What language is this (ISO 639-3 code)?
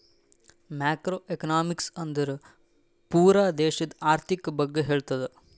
kan